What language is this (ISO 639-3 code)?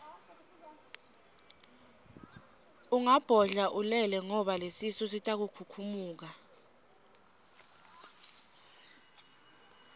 ssw